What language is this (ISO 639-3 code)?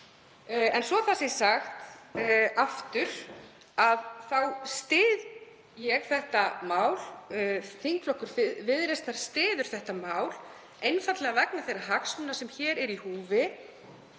isl